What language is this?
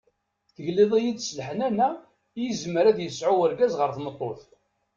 Kabyle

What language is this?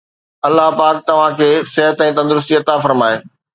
Sindhi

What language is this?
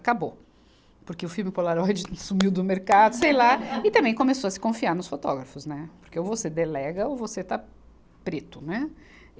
Portuguese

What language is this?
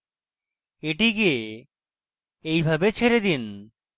Bangla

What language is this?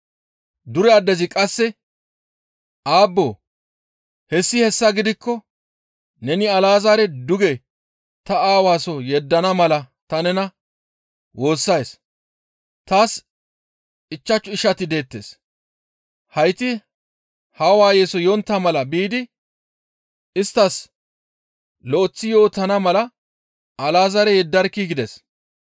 Gamo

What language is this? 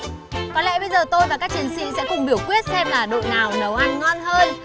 Vietnamese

